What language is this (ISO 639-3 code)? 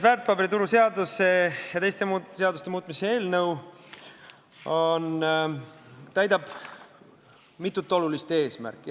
est